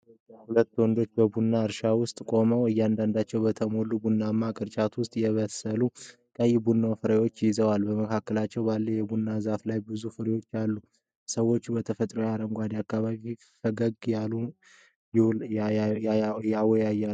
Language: Amharic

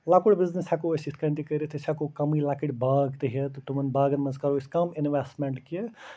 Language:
Kashmiri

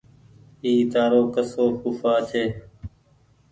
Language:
Goaria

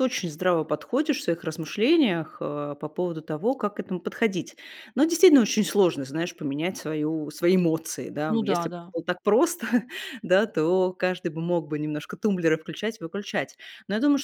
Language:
Russian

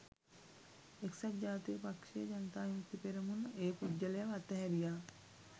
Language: Sinhala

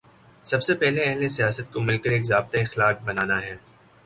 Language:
Urdu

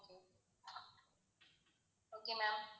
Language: Tamil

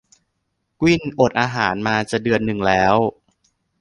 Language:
Thai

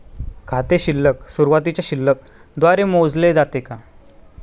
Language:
Marathi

